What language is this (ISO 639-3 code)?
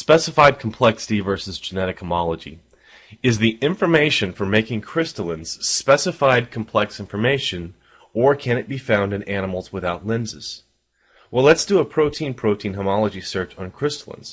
eng